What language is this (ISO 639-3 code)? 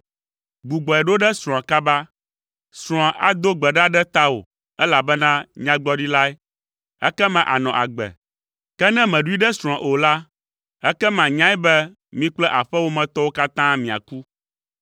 ewe